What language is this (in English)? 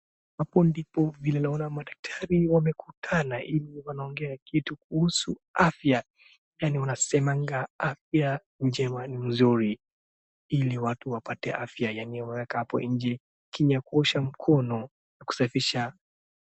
Swahili